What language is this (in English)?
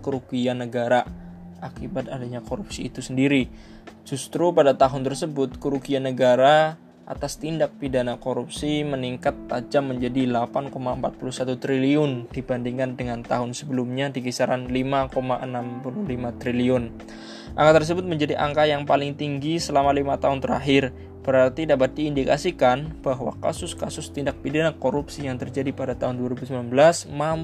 Indonesian